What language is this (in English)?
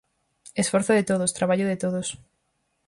Galician